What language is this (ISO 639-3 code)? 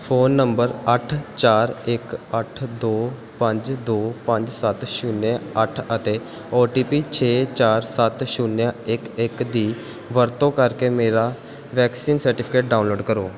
pan